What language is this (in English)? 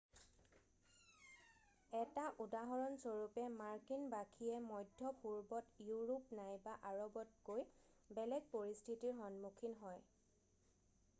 Assamese